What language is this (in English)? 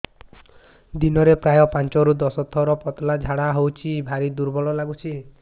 Odia